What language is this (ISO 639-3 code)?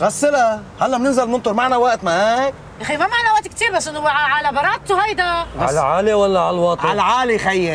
ara